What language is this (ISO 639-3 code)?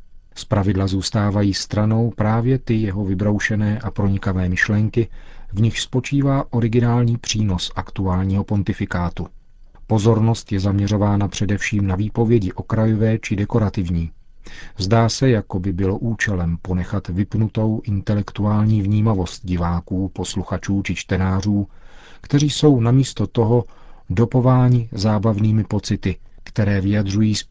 ces